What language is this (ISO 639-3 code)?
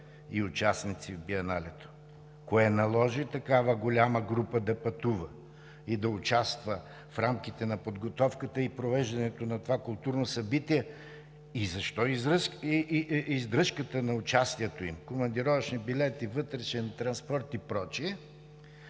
bul